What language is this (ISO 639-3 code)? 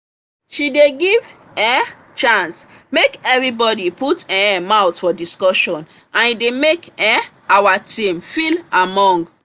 pcm